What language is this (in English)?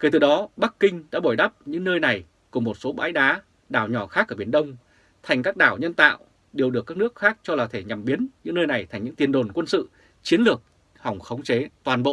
Vietnamese